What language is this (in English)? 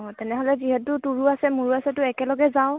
Assamese